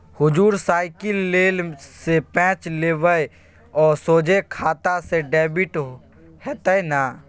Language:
Maithili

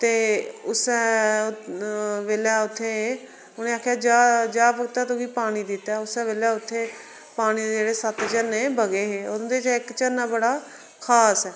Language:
Dogri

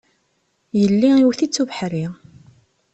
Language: Kabyle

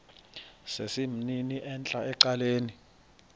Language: Xhosa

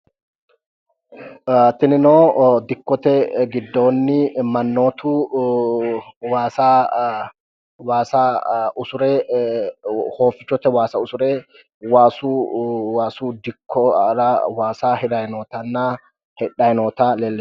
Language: Sidamo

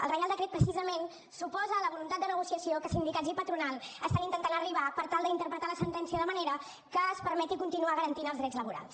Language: Catalan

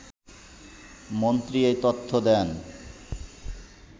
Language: Bangla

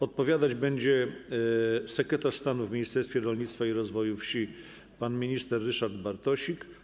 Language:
Polish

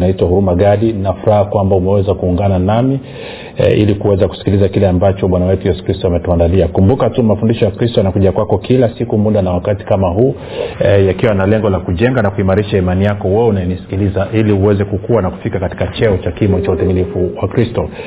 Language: Swahili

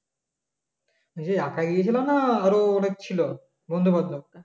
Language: Bangla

